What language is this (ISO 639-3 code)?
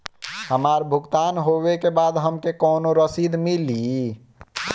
bho